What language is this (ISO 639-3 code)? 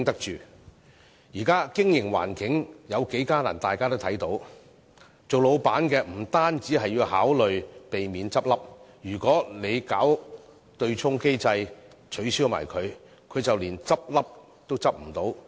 yue